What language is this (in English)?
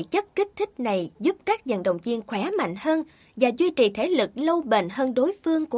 Vietnamese